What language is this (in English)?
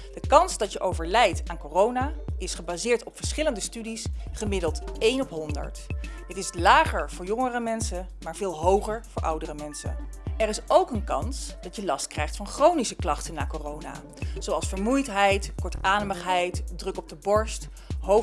Dutch